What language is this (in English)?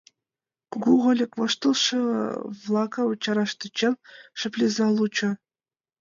Mari